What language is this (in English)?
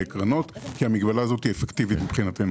Hebrew